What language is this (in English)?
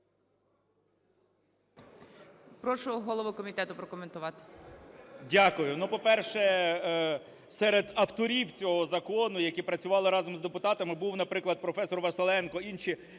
Ukrainian